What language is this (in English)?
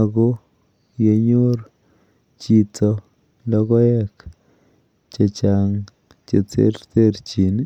Kalenjin